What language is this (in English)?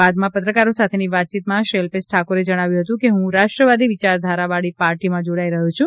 Gujarati